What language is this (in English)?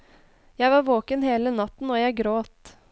Norwegian